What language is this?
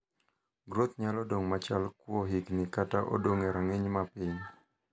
Luo (Kenya and Tanzania)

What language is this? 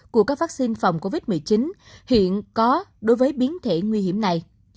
Vietnamese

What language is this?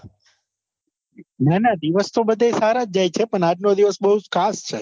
Gujarati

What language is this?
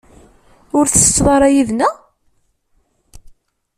Kabyle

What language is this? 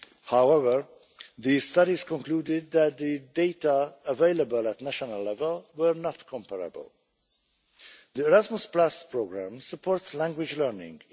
English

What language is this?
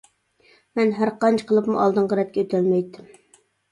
Uyghur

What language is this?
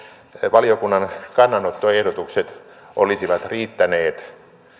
Finnish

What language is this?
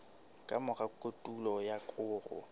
Southern Sotho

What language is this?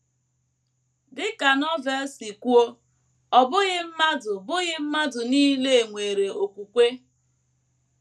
Igbo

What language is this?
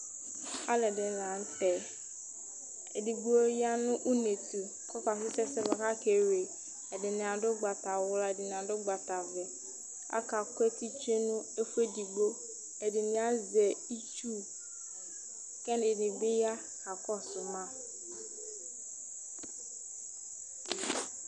Ikposo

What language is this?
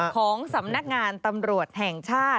Thai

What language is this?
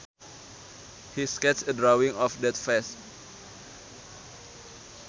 Sundanese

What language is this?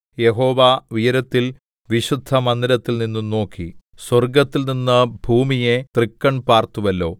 Malayalam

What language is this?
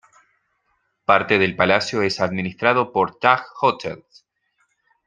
Spanish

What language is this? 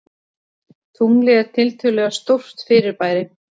Icelandic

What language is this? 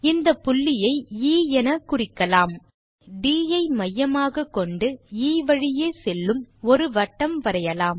Tamil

